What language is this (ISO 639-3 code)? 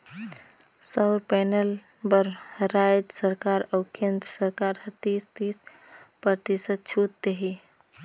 hne